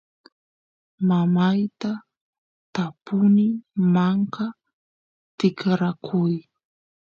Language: Santiago del Estero Quichua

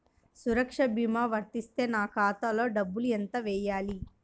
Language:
Telugu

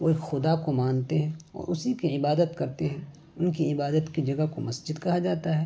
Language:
Urdu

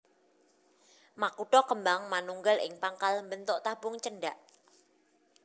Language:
Javanese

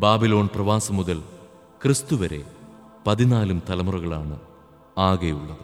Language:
Malayalam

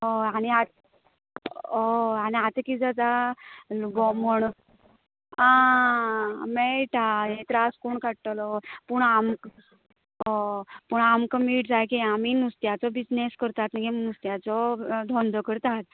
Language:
Konkani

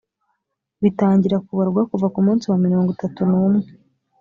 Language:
Kinyarwanda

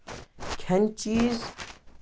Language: Kashmiri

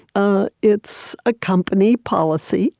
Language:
English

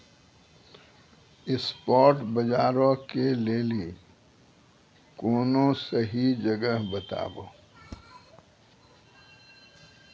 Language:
Maithili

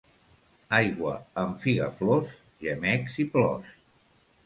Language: Catalan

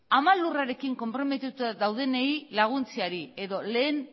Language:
Basque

